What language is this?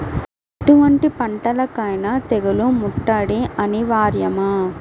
Telugu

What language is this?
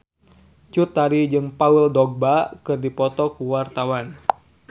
Sundanese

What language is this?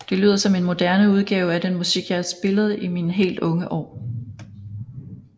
Danish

